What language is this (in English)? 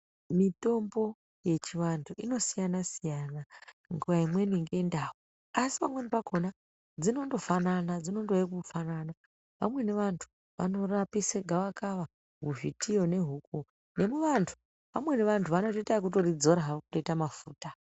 Ndau